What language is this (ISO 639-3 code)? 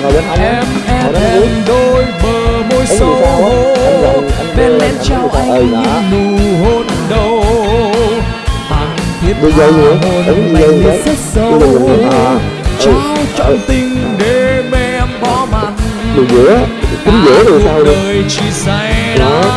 vie